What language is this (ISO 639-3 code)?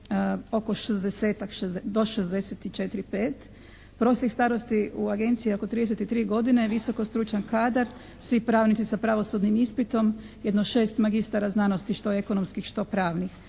hrv